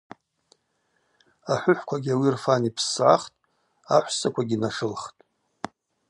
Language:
Abaza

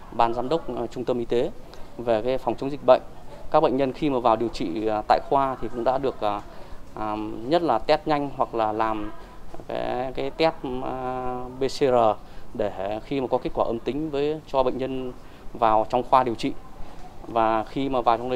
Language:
Vietnamese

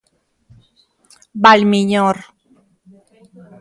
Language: Galician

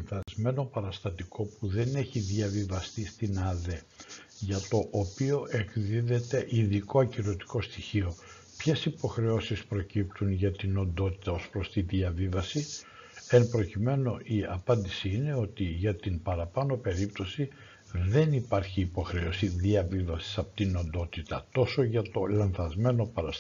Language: Greek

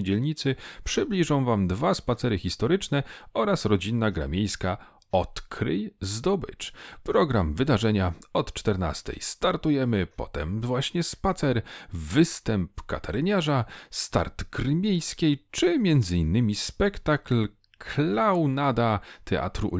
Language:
Polish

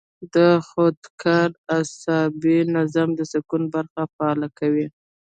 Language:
Pashto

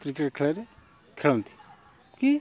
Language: Odia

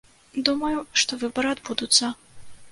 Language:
Belarusian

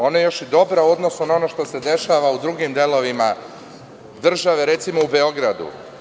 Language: Serbian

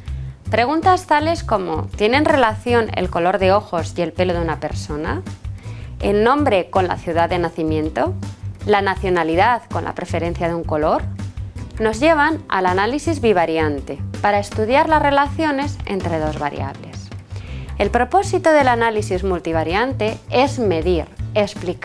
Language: Spanish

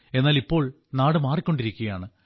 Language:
Malayalam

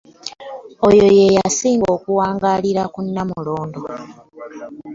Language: Ganda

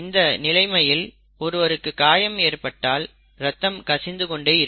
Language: Tamil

